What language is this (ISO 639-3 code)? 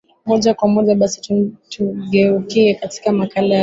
swa